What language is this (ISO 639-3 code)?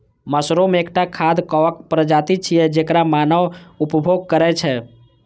mai